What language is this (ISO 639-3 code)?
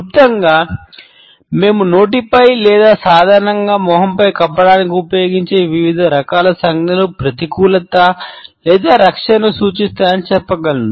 tel